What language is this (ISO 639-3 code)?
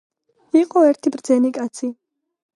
kat